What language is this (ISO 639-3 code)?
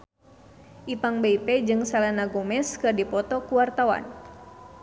sun